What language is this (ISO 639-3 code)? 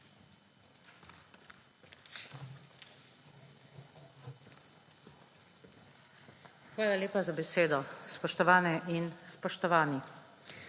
slv